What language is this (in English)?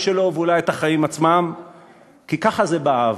Hebrew